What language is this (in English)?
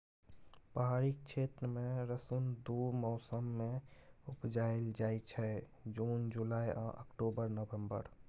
Maithili